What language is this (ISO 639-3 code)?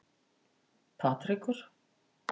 isl